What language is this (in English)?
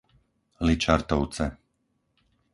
Slovak